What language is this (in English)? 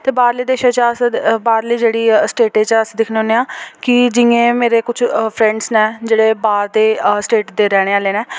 Dogri